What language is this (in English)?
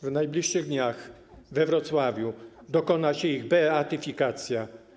Polish